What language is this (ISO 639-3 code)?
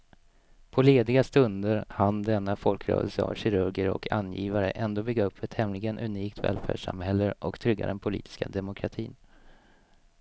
swe